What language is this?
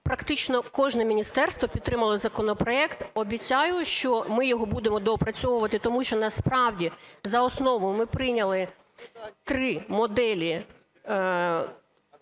Ukrainian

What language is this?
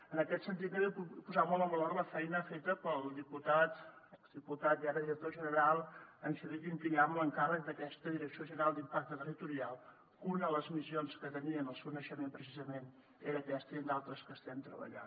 Catalan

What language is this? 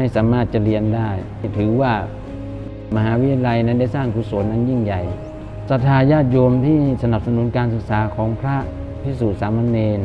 Thai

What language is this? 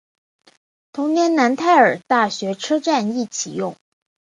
Chinese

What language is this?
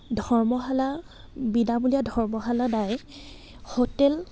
Assamese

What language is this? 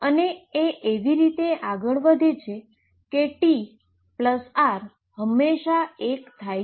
Gujarati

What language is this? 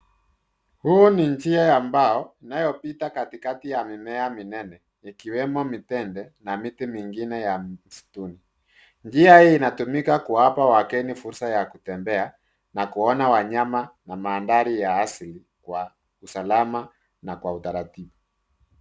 Swahili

